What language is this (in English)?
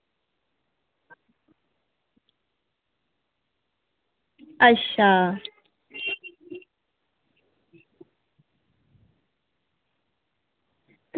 Dogri